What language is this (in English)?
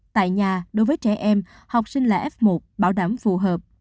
Vietnamese